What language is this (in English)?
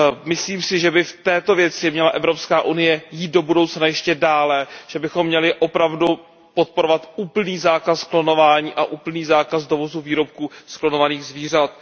Czech